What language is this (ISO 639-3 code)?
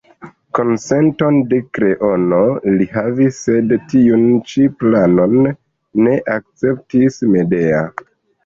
epo